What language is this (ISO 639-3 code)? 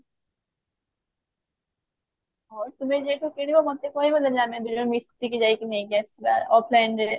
ori